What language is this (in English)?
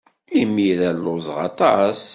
Kabyle